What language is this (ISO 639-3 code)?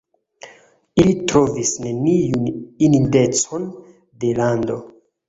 epo